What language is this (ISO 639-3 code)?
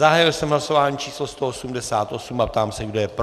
ces